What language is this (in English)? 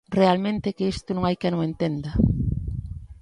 Galician